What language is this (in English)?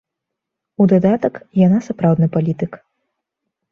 Belarusian